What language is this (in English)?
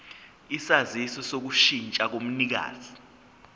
Zulu